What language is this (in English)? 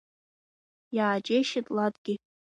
Abkhazian